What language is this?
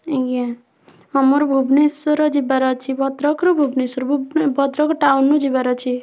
Odia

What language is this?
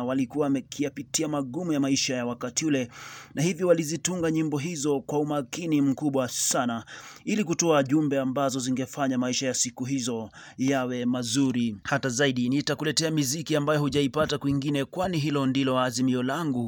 Swahili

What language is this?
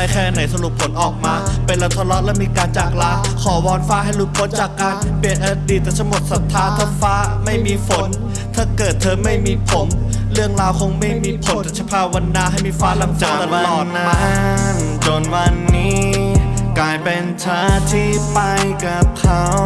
Thai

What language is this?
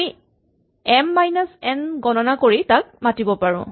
Assamese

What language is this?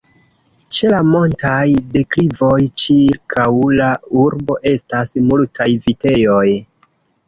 Esperanto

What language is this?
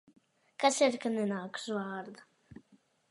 Latvian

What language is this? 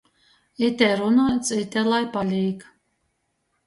Latgalian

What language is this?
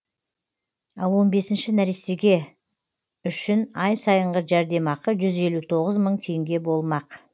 Kazakh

